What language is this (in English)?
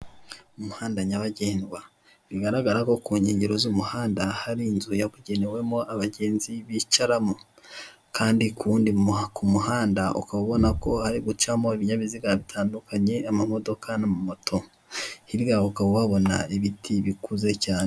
Kinyarwanda